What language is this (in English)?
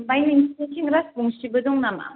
Bodo